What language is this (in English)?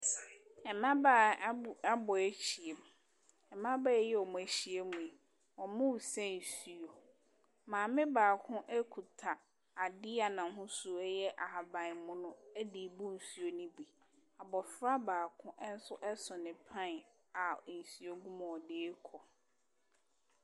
Akan